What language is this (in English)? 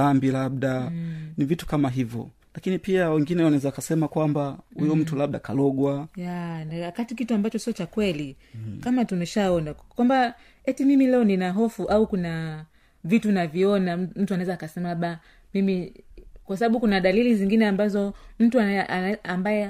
Swahili